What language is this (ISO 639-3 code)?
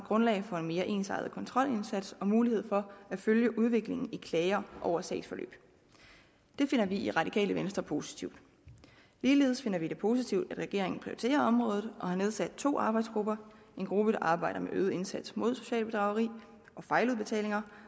dan